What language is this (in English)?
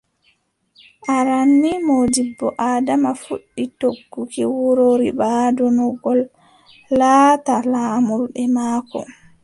Adamawa Fulfulde